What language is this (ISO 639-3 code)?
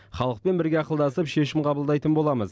kaz